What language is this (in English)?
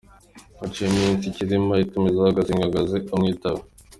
Kinyarwanda